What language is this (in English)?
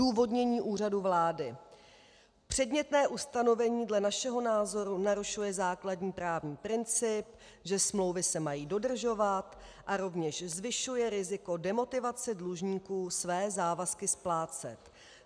Czech